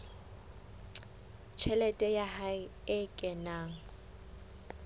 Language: Southern Sotho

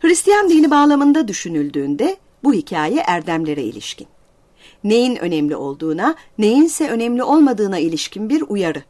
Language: Turkish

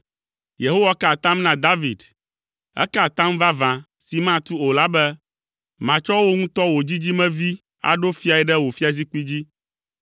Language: Ewe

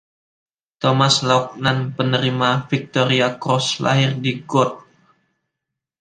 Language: Indonesian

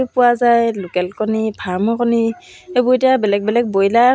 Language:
Assamese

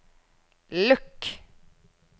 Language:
Norwegian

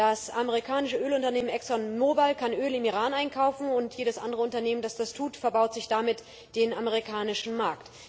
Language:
German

